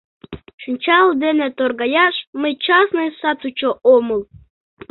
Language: Mari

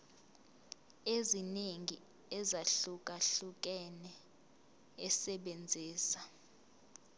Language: Zulu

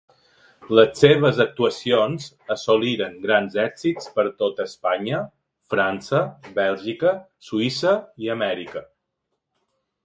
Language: Catalan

